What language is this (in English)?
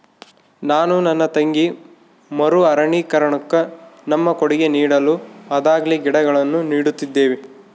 Kannada